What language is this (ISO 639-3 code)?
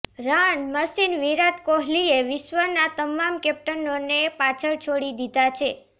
guj